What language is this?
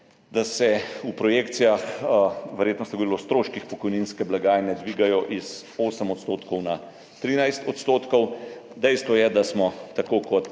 Slovenian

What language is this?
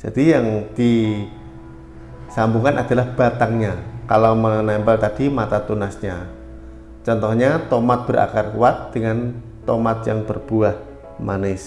Indonesian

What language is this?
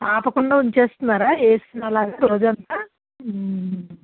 Telugu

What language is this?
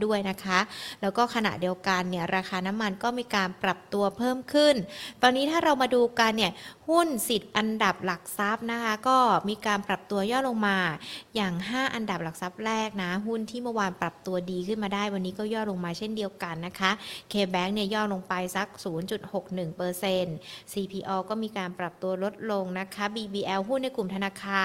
Thai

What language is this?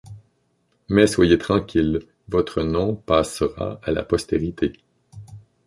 French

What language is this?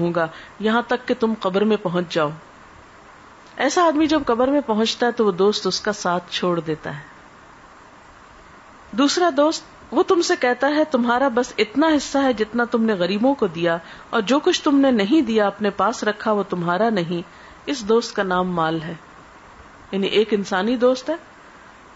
Urdu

